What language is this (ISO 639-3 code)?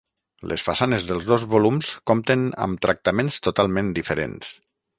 cat